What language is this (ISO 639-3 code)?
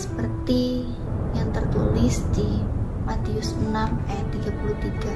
ind